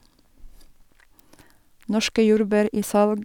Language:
Norwegian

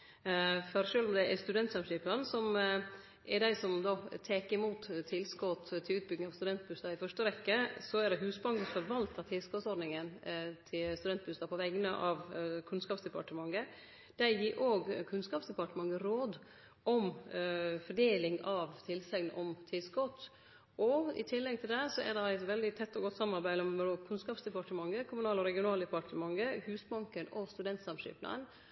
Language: Norwegian Nynorsk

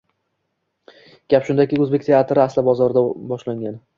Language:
Uzbek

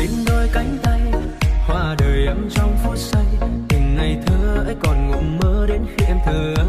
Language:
Vietnamese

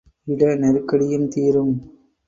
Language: Tamil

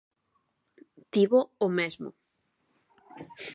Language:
Galician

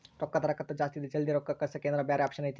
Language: Kannada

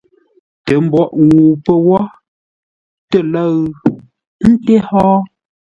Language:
Ngombale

